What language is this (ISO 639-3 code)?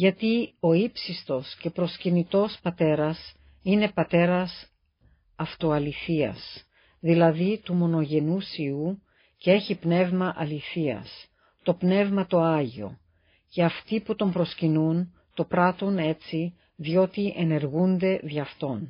ell